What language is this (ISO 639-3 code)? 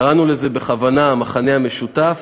heb